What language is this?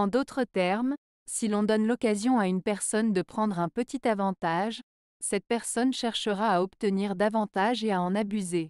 French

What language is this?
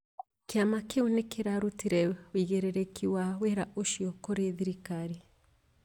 Kikuyu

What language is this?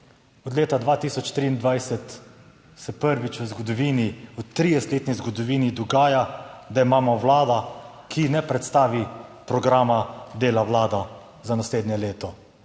Slovenian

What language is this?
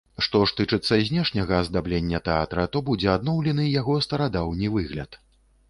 Belarusian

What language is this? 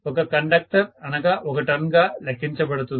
Telugu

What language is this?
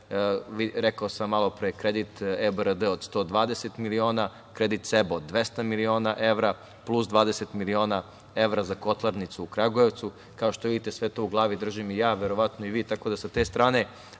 Serbian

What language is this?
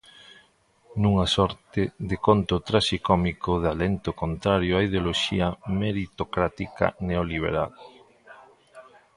Galician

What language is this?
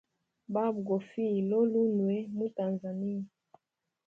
Hemba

